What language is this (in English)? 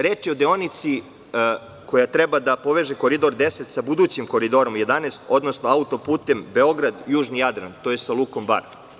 Serbian